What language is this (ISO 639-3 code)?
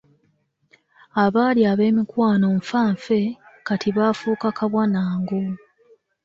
lug